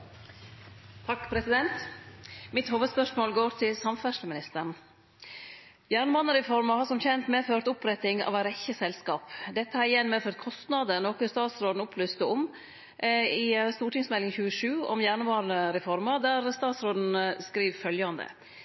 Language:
Norwegian Nynorsk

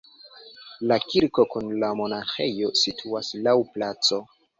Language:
Esperanto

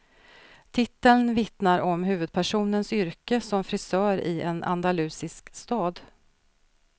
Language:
Swedish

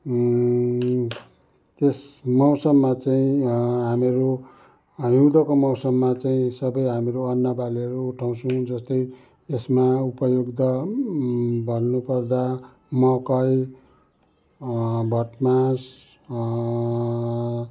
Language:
Nepali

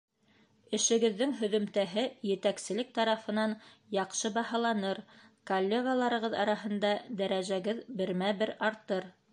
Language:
Bashkir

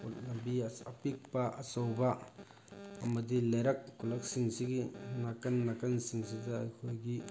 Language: Manipuri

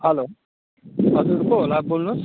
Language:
Nepali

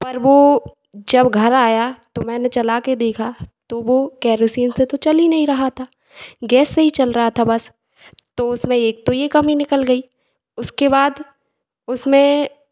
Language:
Hindi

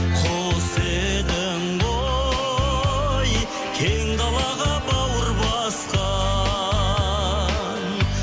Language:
Kazakh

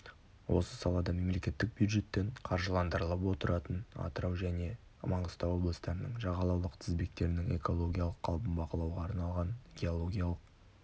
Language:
Kazakh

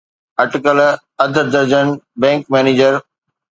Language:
Sindhi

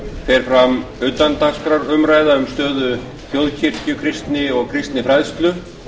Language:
Icelandic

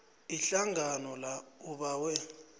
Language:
South Ndebele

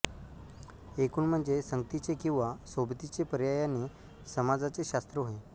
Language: Marathi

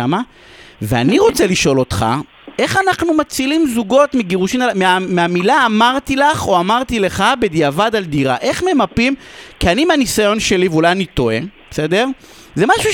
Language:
Hebrew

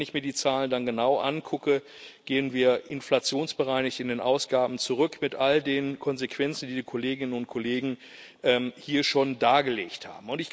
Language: German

